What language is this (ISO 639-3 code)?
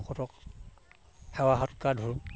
asm